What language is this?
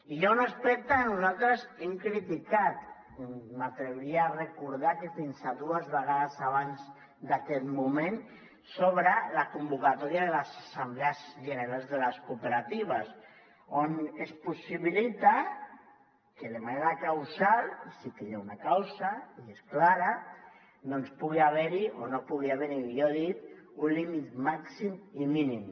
Catalan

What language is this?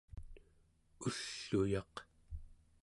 Central Yupik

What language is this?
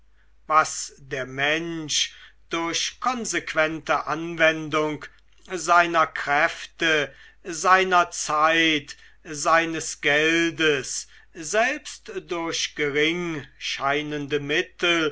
German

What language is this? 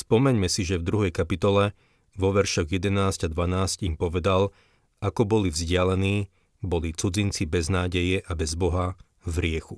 Slovak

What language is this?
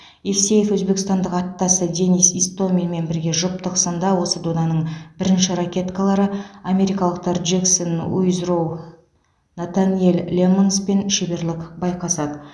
Kazakh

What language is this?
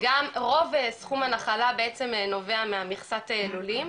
Hebrew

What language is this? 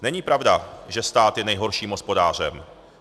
Czech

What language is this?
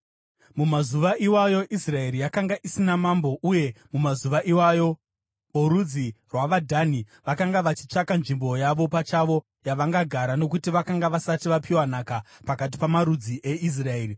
Shona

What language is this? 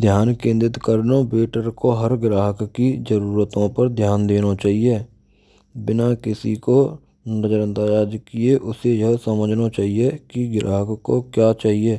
Braj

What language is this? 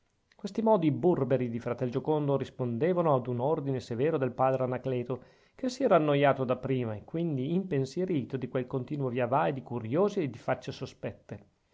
Italian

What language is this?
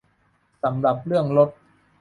Thai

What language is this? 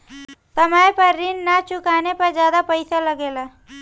Bhojpuri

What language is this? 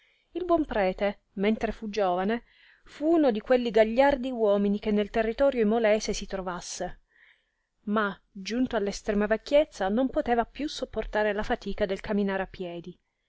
Italian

